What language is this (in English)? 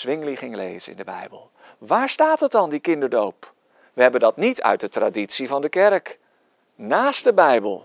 Dutch